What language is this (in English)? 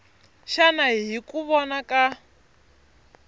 Tsonga